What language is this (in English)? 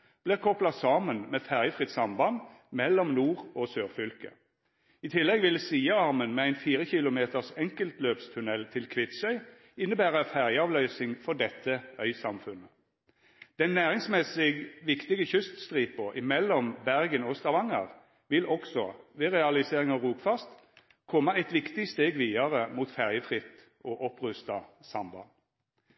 Norwegian Nynorsk